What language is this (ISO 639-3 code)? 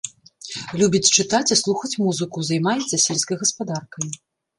bel